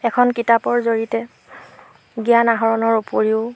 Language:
Assamese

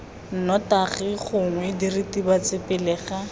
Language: Tswana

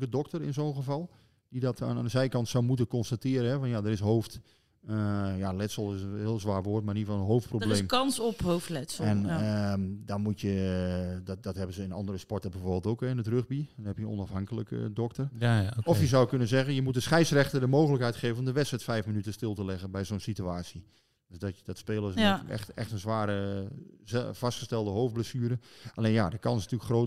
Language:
Dutch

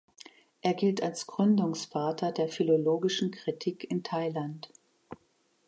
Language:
German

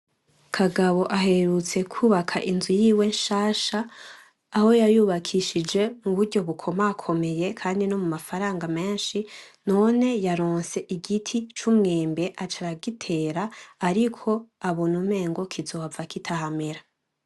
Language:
Rundi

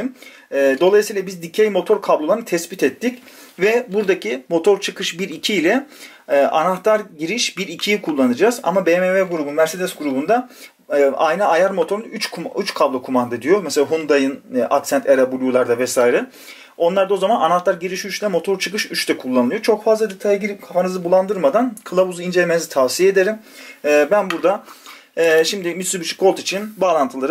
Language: Turkish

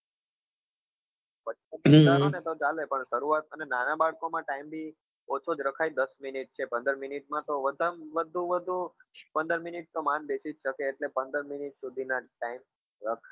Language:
Gujarati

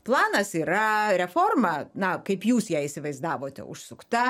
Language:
Lithuanian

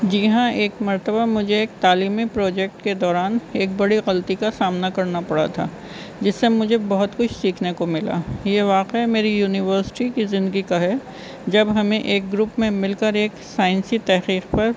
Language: Urdu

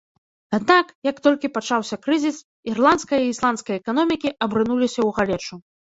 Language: Belarusian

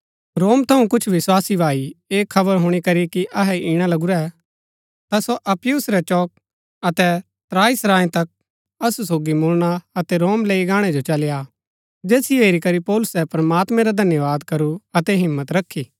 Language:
Gaddi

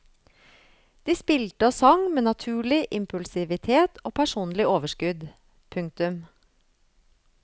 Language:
Norwegian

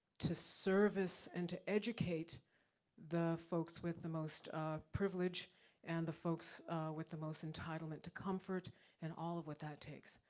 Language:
English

